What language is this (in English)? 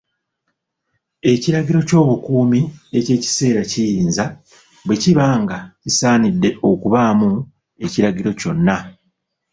Ganda